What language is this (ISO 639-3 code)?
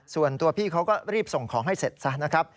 tha